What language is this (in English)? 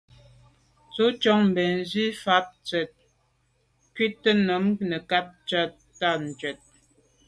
Medumba